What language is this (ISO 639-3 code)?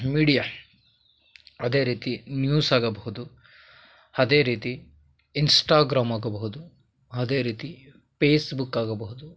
kan